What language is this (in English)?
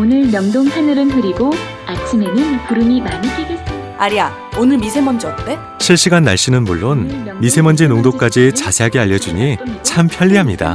Korean